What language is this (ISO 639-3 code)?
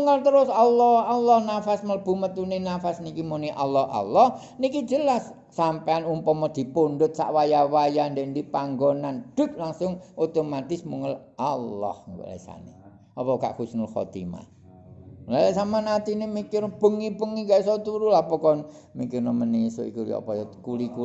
ind